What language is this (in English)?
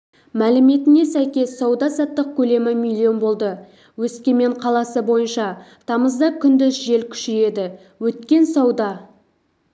Kazakh